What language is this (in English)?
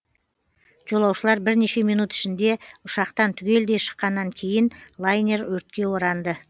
Kazakh